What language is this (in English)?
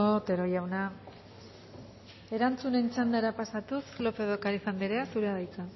Basque